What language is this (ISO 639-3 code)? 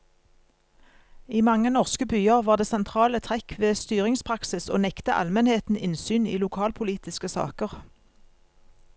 nor